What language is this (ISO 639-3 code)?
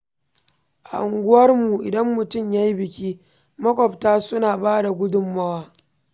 hau